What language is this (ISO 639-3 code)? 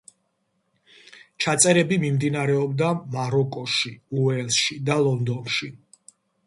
kat